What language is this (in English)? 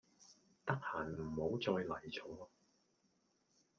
Cantonese